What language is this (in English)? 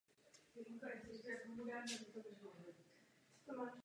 Czech